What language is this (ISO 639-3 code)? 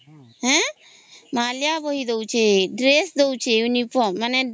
ori